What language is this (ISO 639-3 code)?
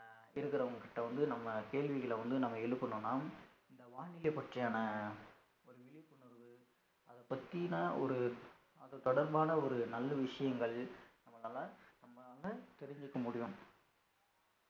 tam